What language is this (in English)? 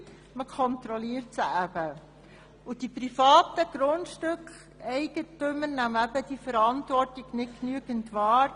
Swiss German